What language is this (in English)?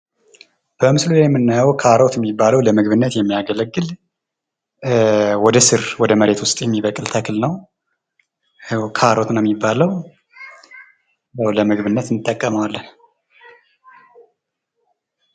Amharic